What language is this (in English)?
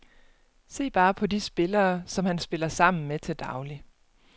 Danish